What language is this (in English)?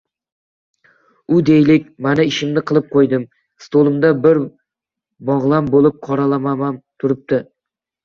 Uzbek